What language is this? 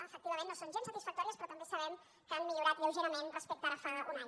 Catalan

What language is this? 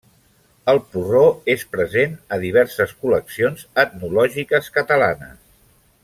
Catalan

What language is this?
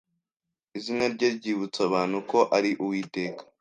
Kinyarwanda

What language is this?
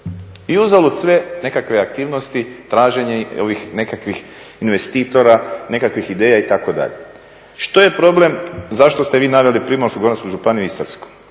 Croatian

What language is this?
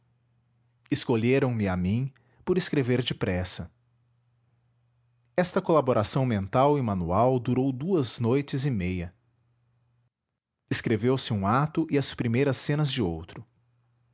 Portuguese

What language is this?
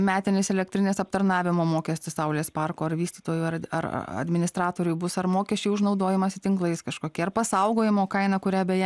Lithuanian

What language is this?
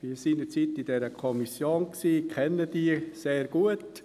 Swiss German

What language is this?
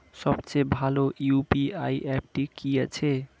Bangla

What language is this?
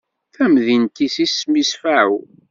Kabyle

